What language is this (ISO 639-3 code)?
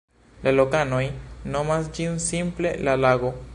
epo